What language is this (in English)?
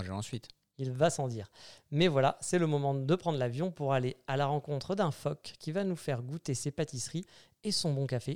French